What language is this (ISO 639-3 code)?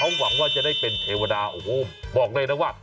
tha